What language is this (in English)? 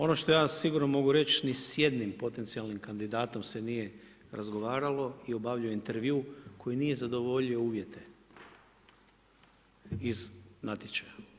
Croatian